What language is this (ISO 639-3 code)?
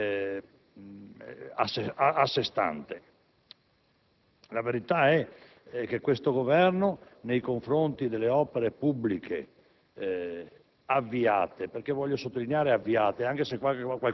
ita